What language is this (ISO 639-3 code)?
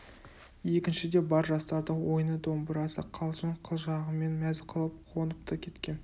kaz